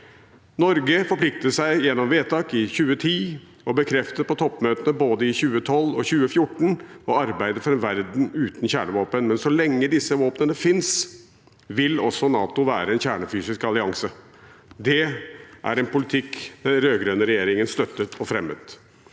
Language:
Norwegian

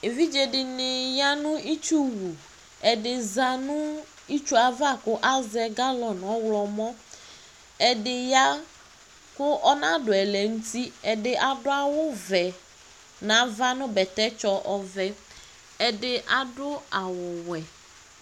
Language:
Ikposo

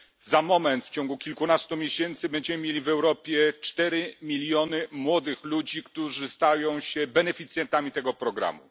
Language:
Polish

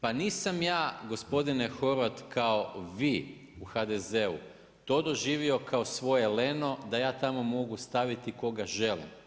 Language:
Croatian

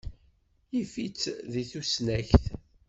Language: Kabyle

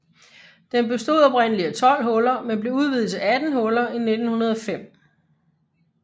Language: Danish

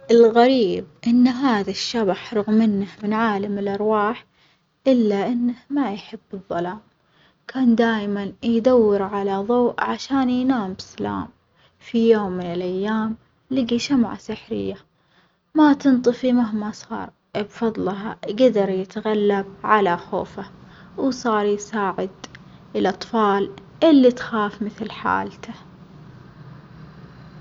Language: Omani Arabic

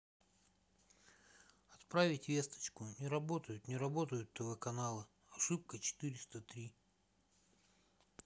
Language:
Russian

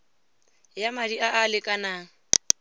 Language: Tswana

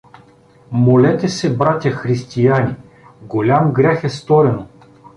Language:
Bulgarian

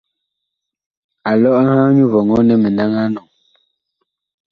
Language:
Bakoko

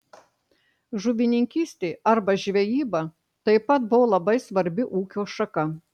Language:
Lithuanian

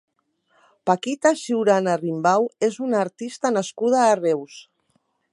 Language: Catalan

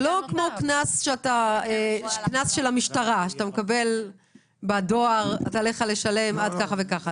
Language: Hebrew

